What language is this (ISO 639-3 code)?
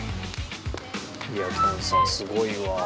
jpn